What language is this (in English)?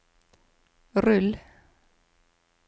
Norwegian